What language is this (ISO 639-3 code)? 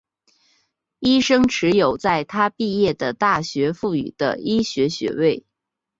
zho